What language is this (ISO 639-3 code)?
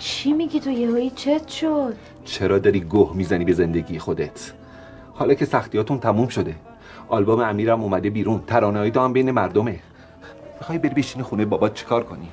fas